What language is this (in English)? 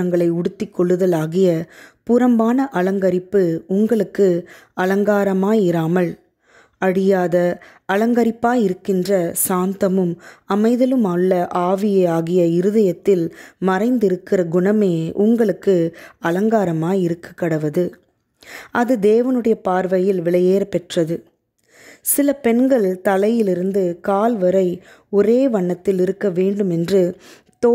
Indonesian